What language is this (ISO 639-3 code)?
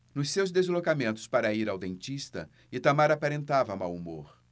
por